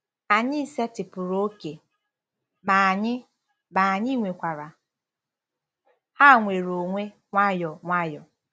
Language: Igbo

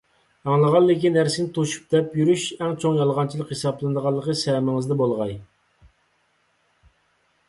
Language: Uyghur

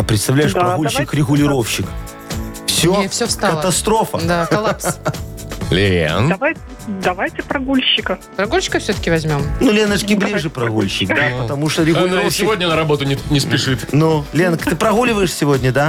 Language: Russian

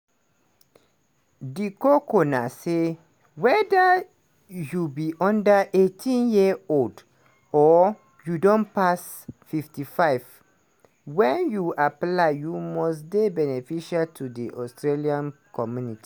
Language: Nigerian Pidgin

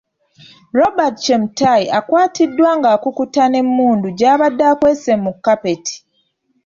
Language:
Ganda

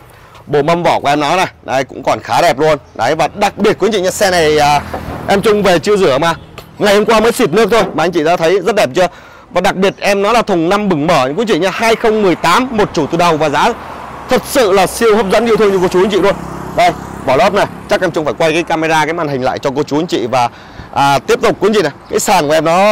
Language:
Vietnamese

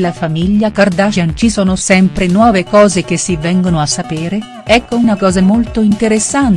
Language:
Italian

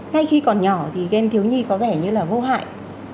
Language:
Vietnamese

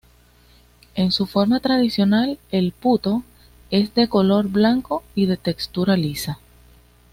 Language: Spanish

